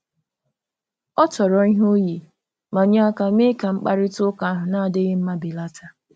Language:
Igbo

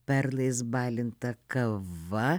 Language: Lithuanian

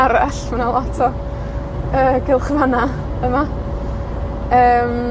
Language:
Welsh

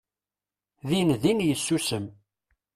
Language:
Kabyle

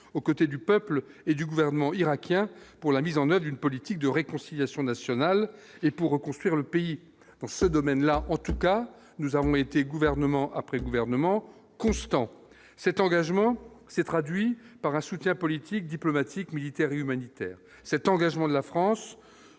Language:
French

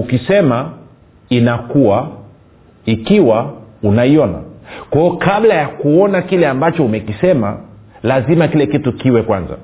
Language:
Swahili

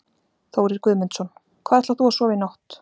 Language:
Icelandic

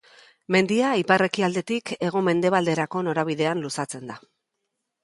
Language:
Basque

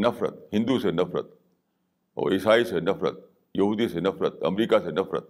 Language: Urdu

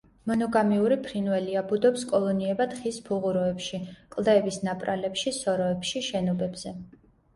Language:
Georgian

